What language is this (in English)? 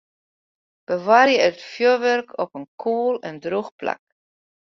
Western Frisian